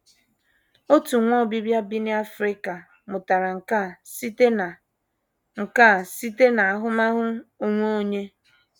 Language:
Igbo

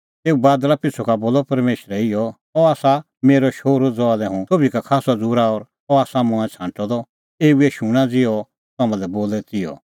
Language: Kullu Pahari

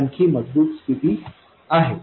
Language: Marathi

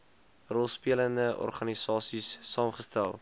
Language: Afrikaans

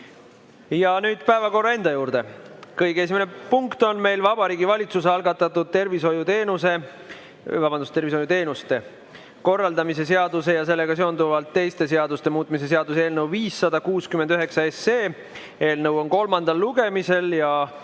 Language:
Estonian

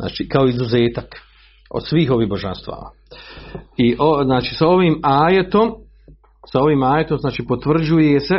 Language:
Croatian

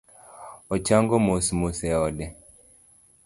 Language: Luo (Kenya and Tanzania)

